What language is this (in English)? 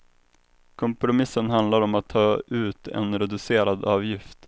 Swedish